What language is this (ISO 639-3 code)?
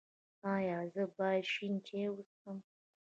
pus